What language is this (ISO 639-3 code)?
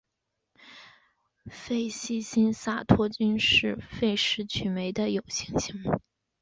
zho